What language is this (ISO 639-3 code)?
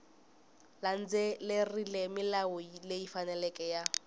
tso